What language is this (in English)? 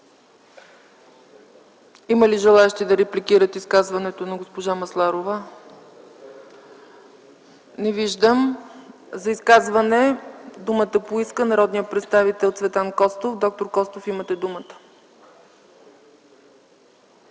Bulgarian